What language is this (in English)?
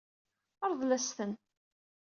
Kabyle